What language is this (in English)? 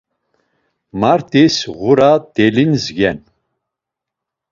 Laz